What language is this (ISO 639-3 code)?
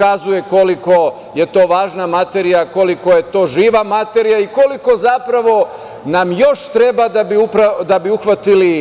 srp